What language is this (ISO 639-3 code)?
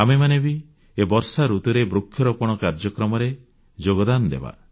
ori